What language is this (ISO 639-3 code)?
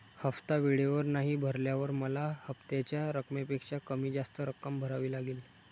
mar